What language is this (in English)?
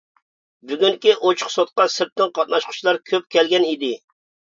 Uyghur